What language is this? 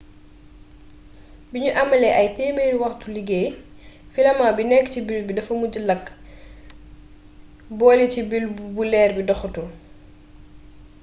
Wolof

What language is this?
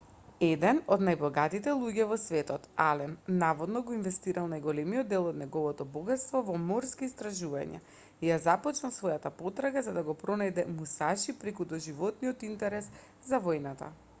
Macedonian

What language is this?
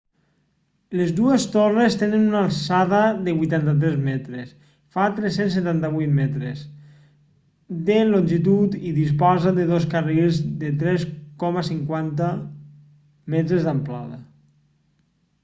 Catalan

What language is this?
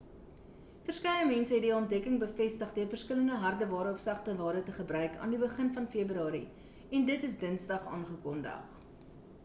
Afrikaans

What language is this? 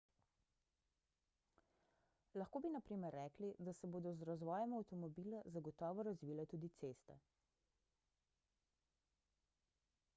Slovenian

